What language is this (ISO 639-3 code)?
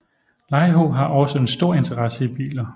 dan